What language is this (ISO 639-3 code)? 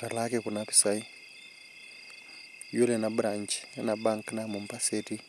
mas